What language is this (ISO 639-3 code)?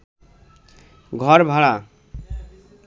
ben